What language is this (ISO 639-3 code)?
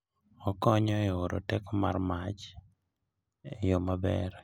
luo